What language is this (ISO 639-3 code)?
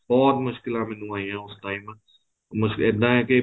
pan